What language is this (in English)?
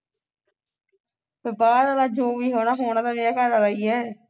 Punjabi